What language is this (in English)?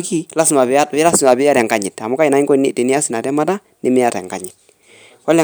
Masai